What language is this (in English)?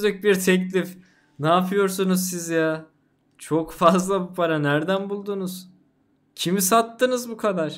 Turkish